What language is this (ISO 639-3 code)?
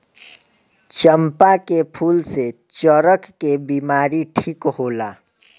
bho